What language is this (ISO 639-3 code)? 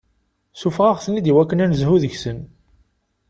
kab